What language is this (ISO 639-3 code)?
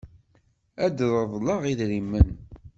kab